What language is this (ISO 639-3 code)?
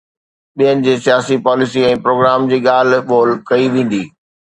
snd